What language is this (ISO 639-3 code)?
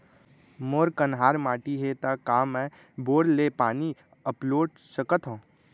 hne